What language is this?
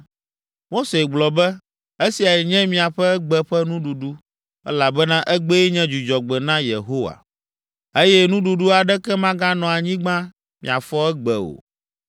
Ewe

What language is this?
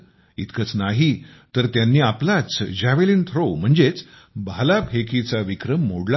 Marathi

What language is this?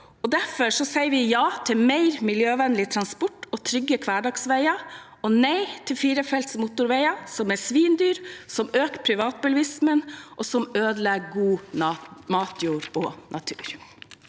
Norwegian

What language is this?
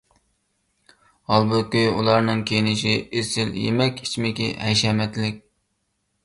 Uyghur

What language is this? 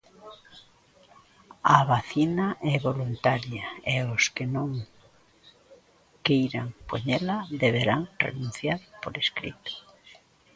Galician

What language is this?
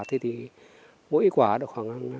Vietnamese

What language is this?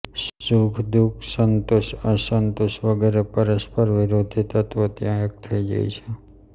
Gujarati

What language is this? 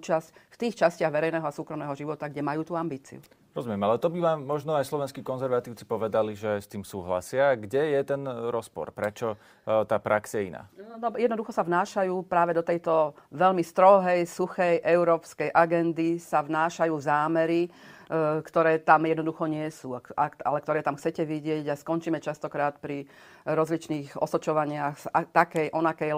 Slovak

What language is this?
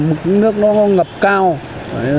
Vietnamese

